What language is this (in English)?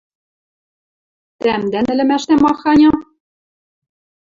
Western Mari